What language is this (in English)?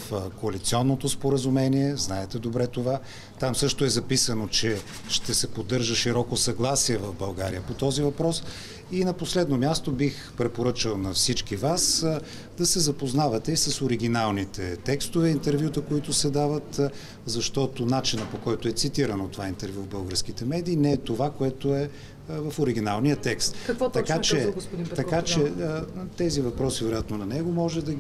Bulgarian